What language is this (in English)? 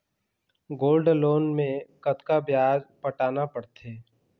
Chhattisgarhi